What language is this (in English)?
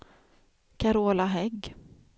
Swedish